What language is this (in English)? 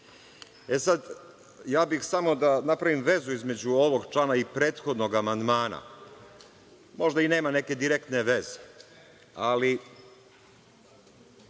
Serbian